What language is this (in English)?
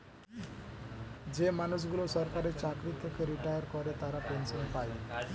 Bangla